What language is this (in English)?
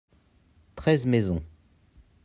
French